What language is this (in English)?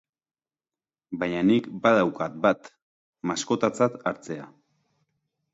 Basque